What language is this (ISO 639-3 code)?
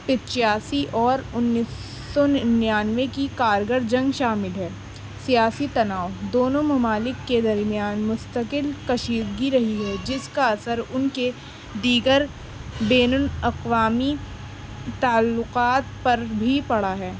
urd